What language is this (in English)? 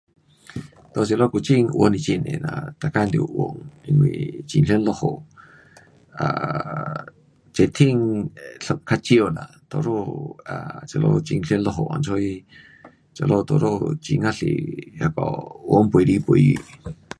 Pu-Xian Chinese